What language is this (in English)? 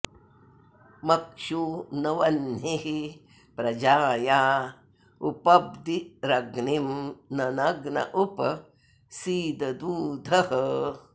Sanskrit